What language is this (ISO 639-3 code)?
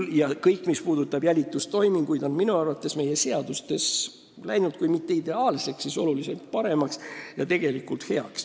est